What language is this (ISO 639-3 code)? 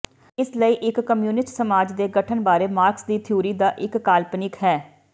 pan